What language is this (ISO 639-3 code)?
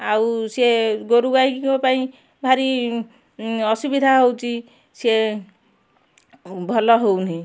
ori